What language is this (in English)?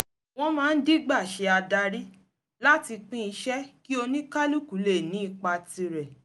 Yoruba